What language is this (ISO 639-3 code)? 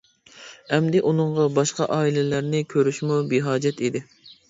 uig